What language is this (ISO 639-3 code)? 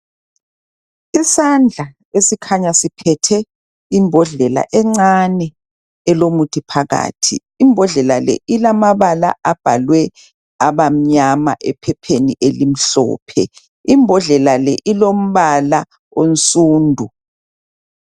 nde